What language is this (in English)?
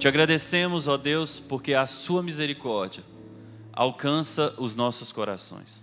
Portuguese